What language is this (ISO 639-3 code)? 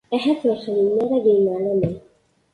kab